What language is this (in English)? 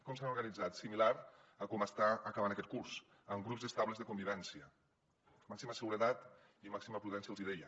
Catalan